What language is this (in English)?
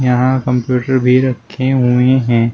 Hindi